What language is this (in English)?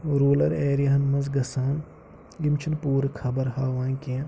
Kashmiri